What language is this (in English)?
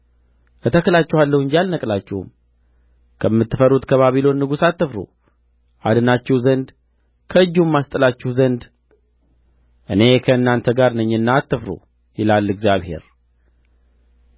Amharic